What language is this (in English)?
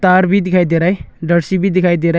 Hindi